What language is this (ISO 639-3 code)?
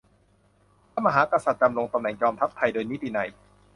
tha